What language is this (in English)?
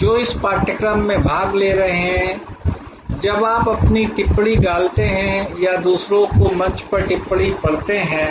Hindi